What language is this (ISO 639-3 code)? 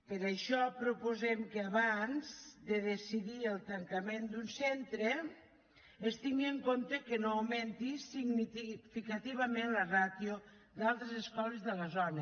cat